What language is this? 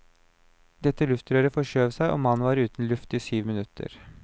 Norwegian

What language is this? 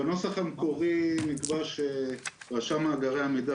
Hebrew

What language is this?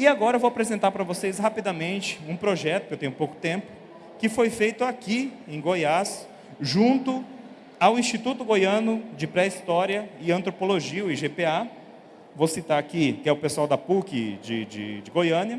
Portuguese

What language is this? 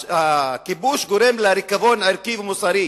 Hebrew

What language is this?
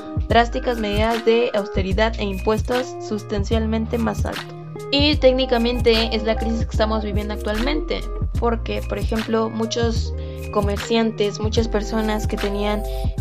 Spanish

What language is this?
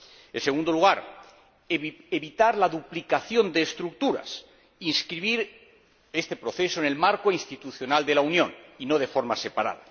Spanish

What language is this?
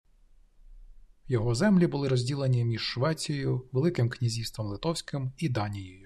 Ukrainian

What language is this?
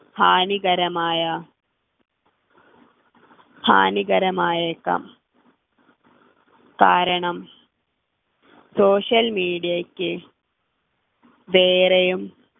Malayalam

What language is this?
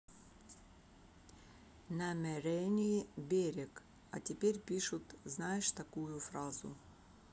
Russian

